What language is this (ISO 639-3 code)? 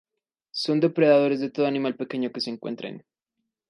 spa